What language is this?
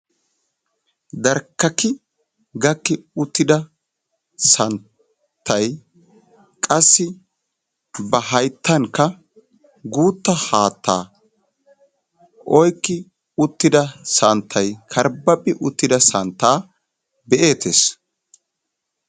Wolaytta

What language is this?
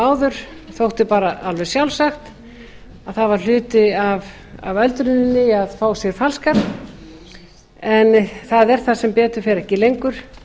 Icelandic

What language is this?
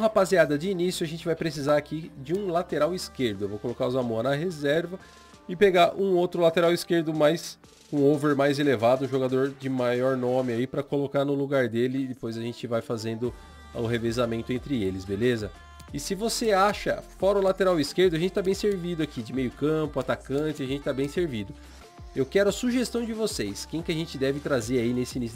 Portuguese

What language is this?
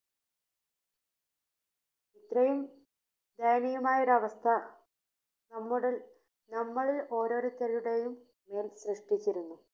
Malayalam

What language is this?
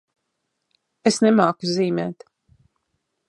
Latvian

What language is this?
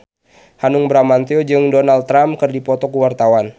Sundanese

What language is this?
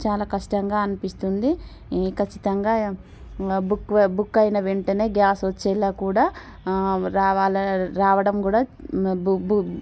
Telugu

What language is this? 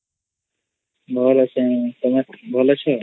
Odia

